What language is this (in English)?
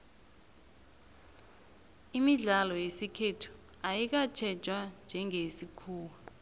South Ndebele